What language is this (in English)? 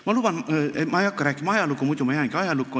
Estonian